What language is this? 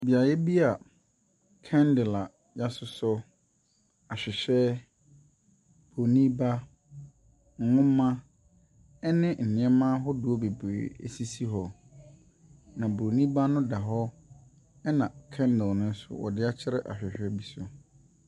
Akan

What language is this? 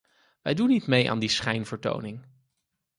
Dutch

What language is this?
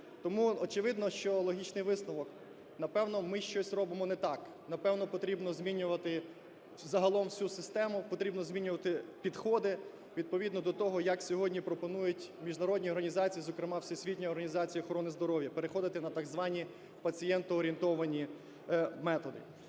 Ukrainian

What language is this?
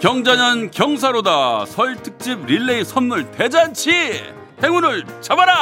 Korean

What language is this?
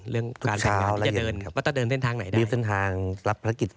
Thai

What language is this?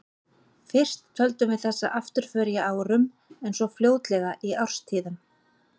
Icelandic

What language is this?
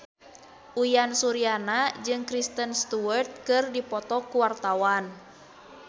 Sundanese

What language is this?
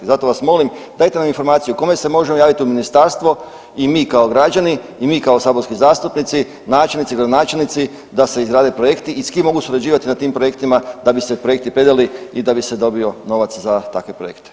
Croatian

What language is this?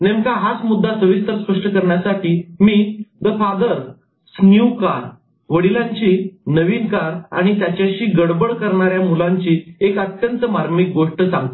Marathi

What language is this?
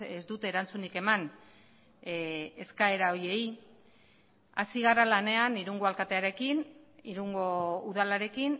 Basque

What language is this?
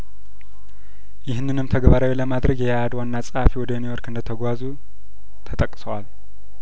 Amharic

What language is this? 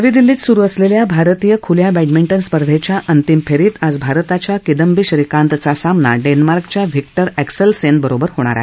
Marathi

